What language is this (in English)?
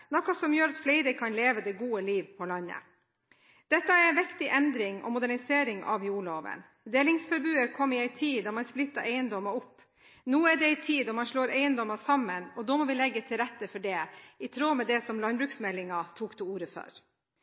Norwegian Bokmål